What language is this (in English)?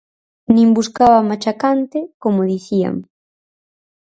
Galician